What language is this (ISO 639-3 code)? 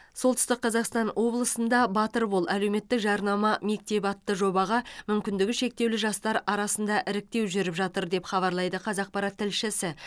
kaz